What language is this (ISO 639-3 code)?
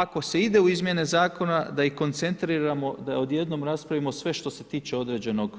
hrv